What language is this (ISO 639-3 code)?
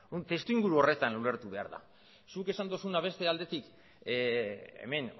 eus